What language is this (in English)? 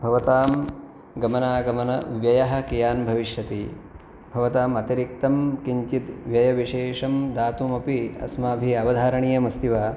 Sanskrit